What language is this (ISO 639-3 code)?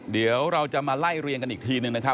tha